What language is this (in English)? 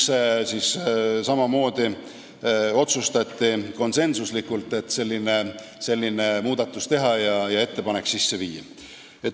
Estonian